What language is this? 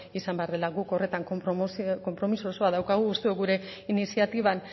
Basque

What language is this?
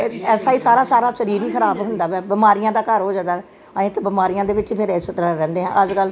Punjabi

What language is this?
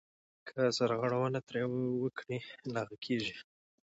Pashto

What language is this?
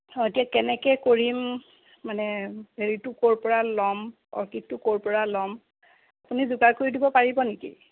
Assamese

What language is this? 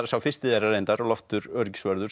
Icelandic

